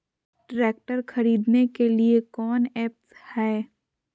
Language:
Magahi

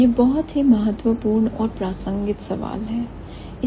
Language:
Hindi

